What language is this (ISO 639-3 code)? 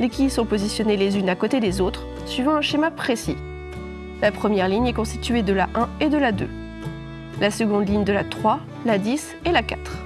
fra